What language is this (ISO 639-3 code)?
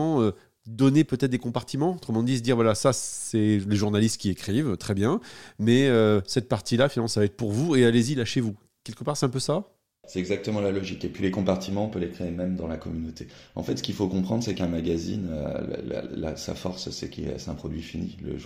fra